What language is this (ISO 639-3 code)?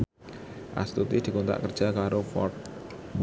jav